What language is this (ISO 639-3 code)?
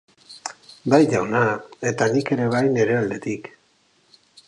eus